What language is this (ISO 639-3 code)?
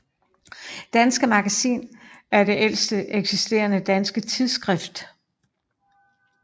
dan